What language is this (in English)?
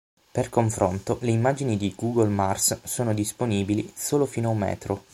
Italian